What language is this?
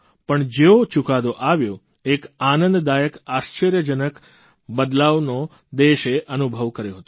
Gujarati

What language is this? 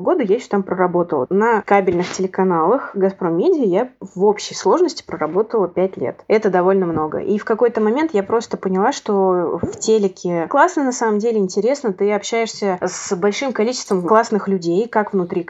Russian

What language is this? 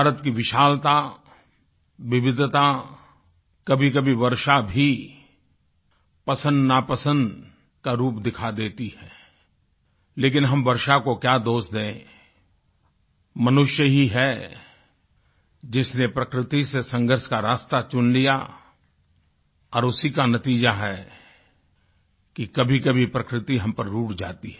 Hindi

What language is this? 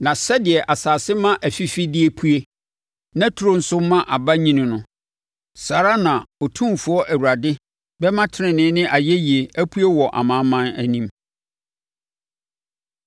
Akan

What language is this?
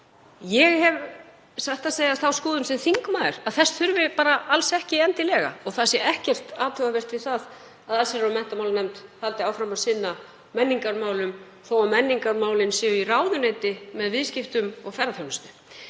Icelandic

